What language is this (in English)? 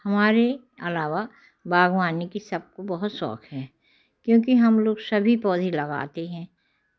Hindi